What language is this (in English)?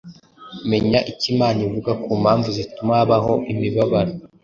Kinyarwanda